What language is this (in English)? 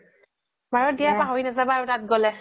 Assamese